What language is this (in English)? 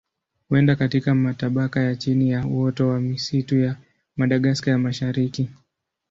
Swahili